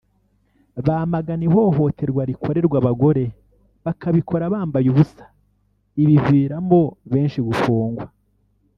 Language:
Kinyarwanda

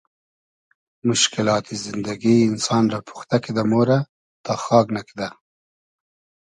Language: Hazaragi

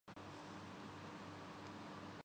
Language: Urdu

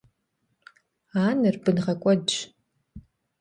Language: Kabardian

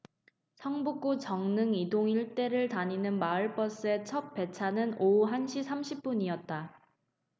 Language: Korean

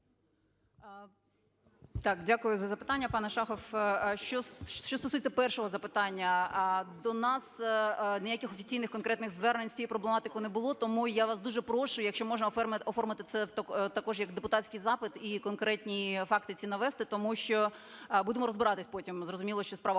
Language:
Ukrainian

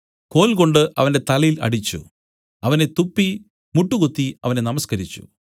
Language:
Malayalam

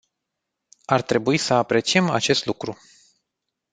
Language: Romanian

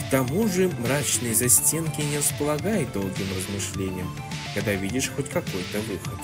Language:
Russian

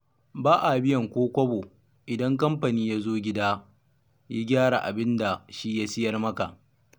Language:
Hausa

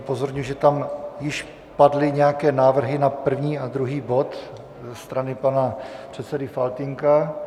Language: Czech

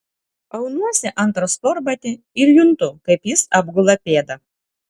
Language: Lithuanian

